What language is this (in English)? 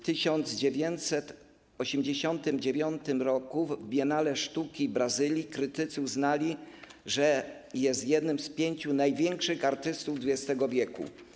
Polish